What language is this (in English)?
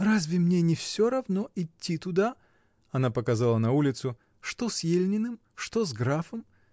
Russian